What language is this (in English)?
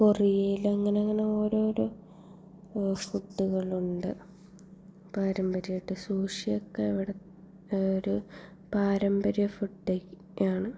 Malayalam